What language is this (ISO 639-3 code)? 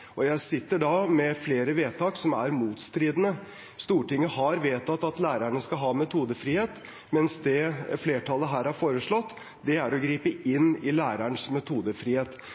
nob